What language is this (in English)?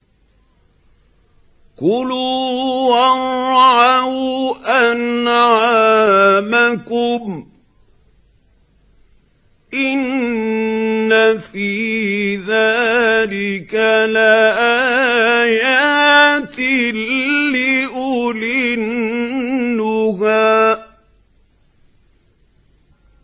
Arabic